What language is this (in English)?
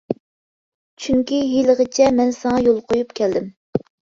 Uyghur